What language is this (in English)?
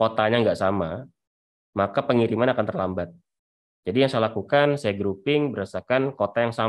Indonesian